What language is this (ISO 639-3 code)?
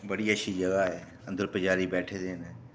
doi